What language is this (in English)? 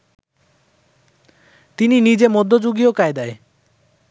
Bangla